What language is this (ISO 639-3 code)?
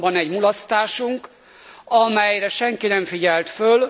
hun